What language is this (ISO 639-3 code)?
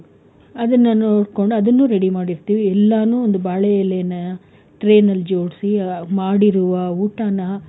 kan